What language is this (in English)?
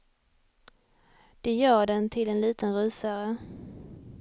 Swedish